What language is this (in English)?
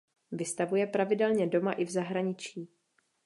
Czech